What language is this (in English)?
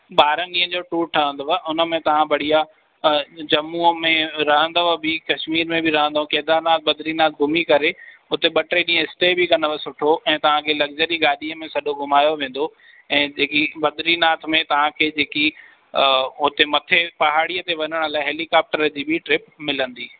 Sindhi